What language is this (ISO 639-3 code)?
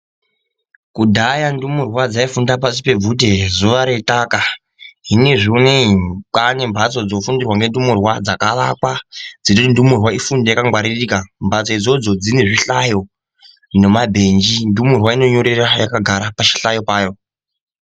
ndc